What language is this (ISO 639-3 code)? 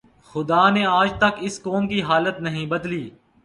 urd